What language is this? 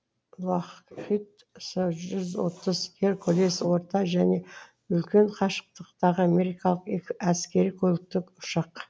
Kazakh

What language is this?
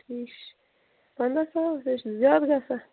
Kashmiri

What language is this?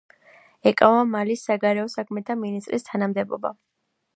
Georgian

